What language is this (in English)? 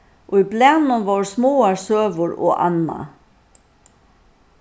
Faroese